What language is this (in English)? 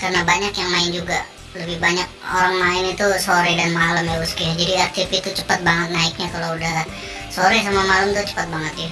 Indonesian